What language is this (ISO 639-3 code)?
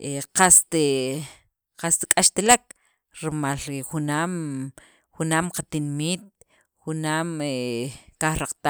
quv